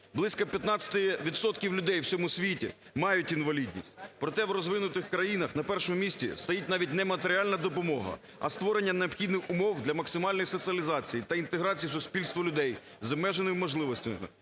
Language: Ukrainian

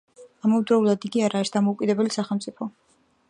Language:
Georgian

